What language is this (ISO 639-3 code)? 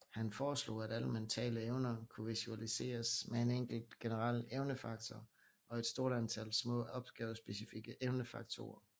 dan